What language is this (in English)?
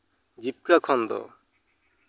Santali